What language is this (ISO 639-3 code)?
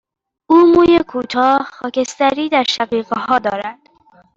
fas